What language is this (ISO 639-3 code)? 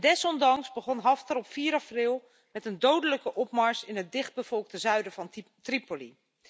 nld